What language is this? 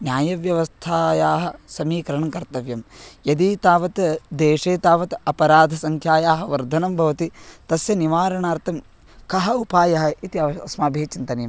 Sanskrit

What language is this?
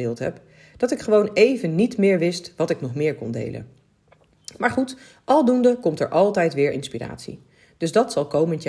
Dutch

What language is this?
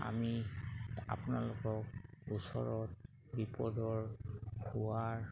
Assamese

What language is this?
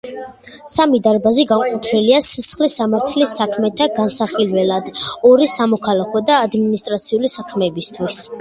Georgian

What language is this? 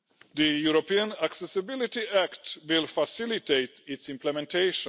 English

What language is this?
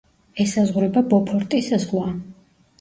Georgian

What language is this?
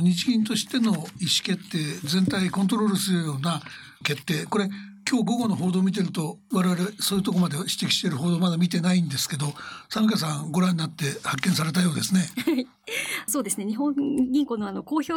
Japanese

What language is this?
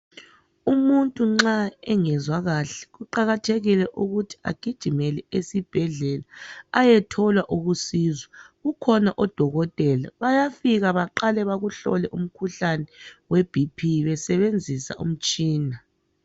North Ndebele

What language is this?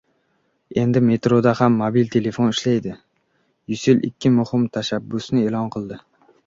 Uzbek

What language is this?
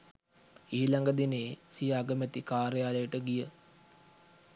Sinhala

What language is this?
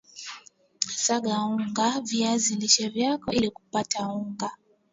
Swahili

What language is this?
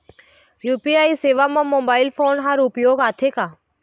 Chhattisgarhi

